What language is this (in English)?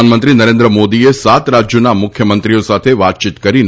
Gujarati